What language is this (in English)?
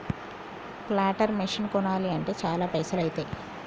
Telugu